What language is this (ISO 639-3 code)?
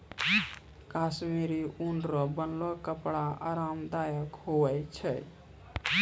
mai